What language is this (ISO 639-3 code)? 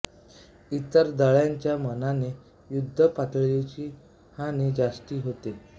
mar